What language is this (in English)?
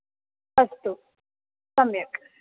Sanskrit